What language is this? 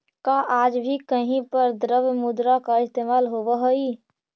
Magahi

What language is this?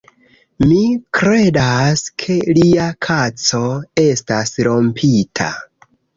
Esperanto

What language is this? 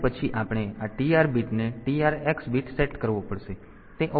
Gujarati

